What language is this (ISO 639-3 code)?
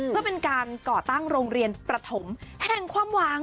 tha